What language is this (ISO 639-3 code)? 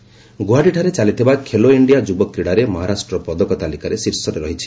ori